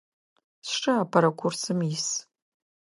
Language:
Adyghe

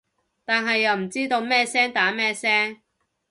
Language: Cantonese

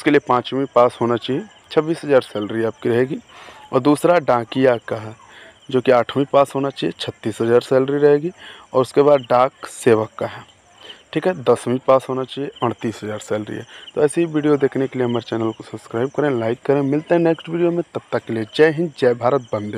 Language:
Hindi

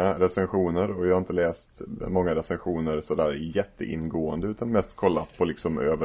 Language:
Swedish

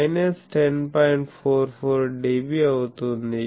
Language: Telugu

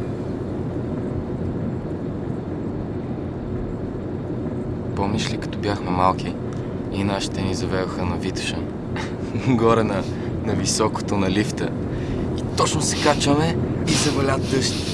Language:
Bulgarian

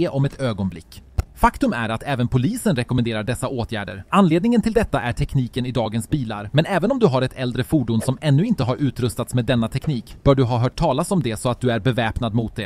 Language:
Swedish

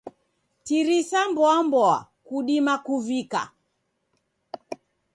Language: Taita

